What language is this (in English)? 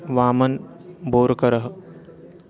Sanskrit